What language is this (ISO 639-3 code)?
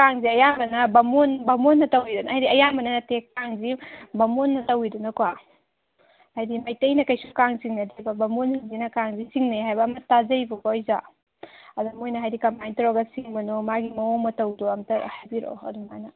mni